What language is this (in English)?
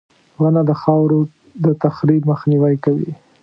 Pashto